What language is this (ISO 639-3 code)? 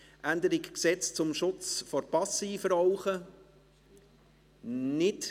gsw